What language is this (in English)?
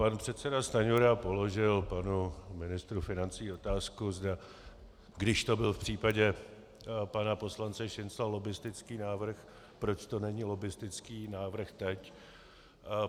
Czech